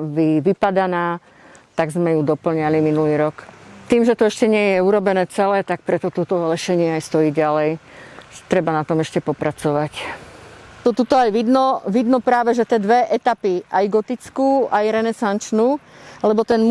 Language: Slovak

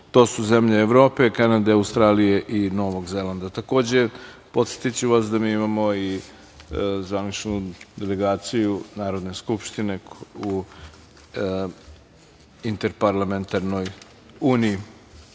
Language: Serbian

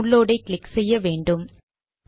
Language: Tamil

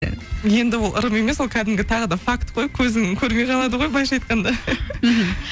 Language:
Kazakh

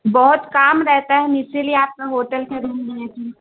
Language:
Urdu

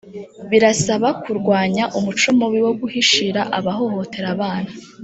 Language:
Kinyarwanda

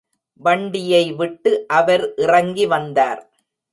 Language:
Tamil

